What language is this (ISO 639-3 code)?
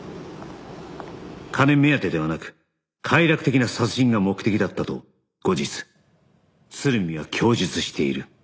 jpn